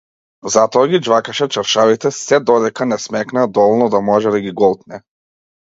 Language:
Macedonian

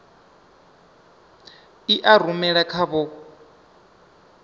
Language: Venda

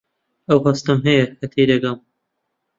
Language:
Central Kurdish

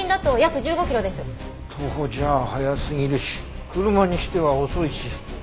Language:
Japanese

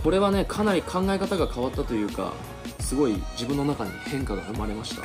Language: Japanese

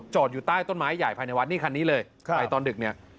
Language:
Thai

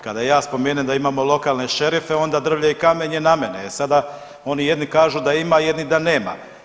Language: Croatian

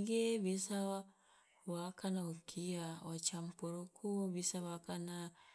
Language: Loloda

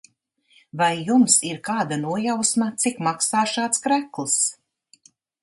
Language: Latvian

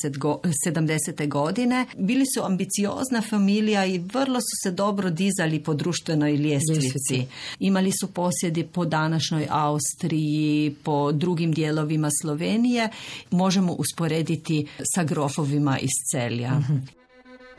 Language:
Croatian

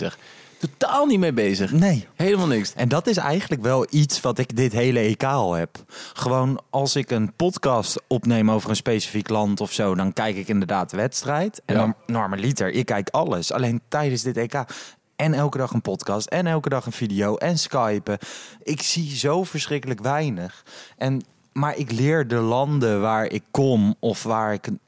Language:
Dutch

